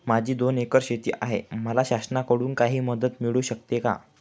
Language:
Marathi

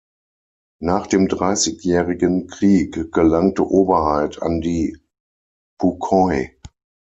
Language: German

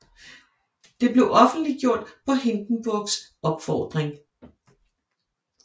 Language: Danish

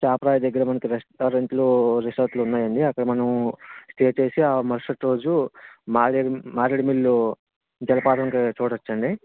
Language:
Telugu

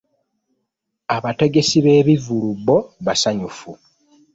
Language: Ganda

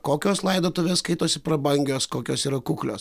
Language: Lithuanian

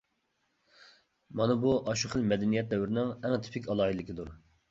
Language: Uyghur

